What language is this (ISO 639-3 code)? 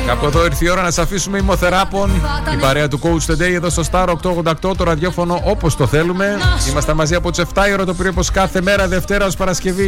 ell